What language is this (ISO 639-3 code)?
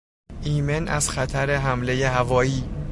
fas